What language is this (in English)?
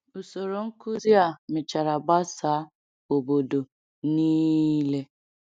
Igbo